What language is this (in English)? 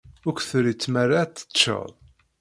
Kabyle